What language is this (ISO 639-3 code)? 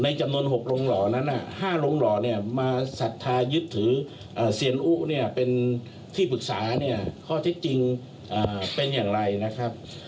tha